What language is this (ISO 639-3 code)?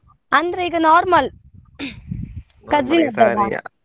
kan